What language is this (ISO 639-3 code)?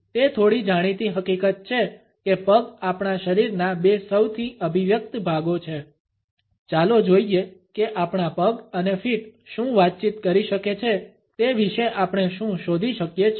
guj